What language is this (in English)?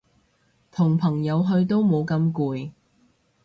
Cantonese